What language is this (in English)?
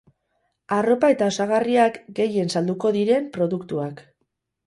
Basque